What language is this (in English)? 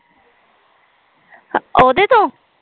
Punjabi